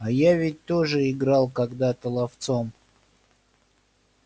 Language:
Russian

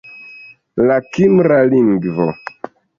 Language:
Esperanto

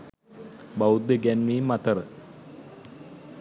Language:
Sinhala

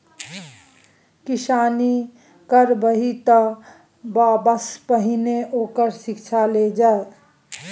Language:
Maithili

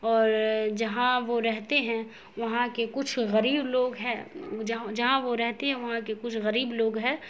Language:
Urdu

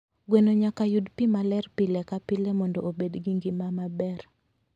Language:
Luo (Kenya and Tanzania)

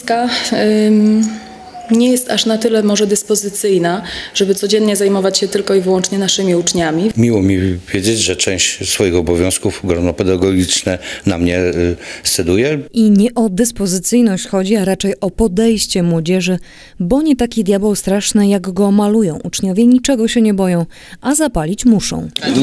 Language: Polish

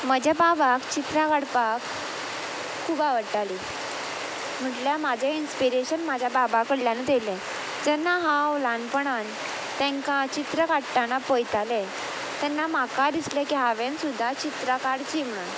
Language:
Konkani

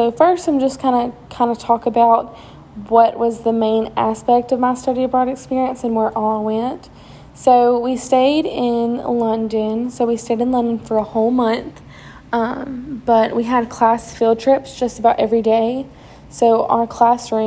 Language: English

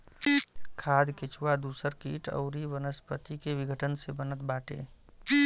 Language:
Bhojpuri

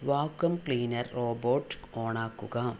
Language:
Malayalam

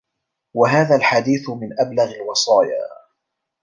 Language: Arabic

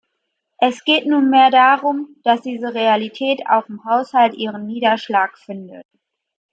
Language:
German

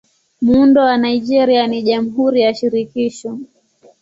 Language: Swahili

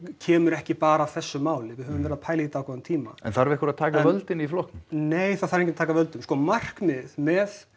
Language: Icelandic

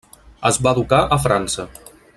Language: Catalan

